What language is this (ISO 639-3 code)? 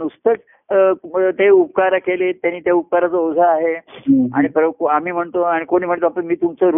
mar